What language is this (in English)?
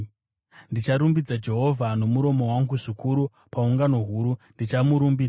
Shona